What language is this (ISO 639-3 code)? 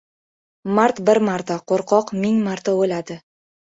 uzb